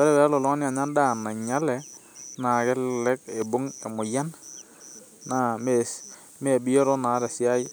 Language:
Masai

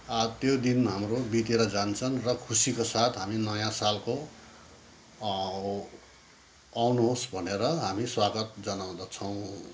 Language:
Nepali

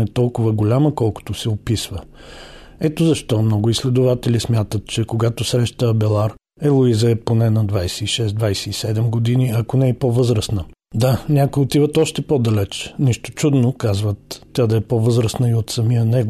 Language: Bulgarian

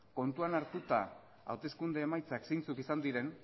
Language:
Basque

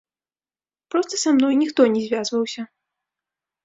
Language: Belarusian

